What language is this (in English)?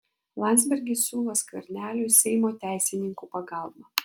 Lithuanian